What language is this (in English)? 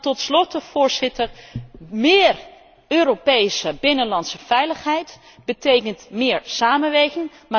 Dutch